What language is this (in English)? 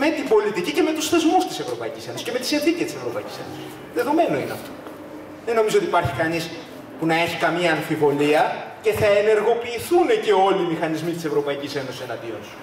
Greek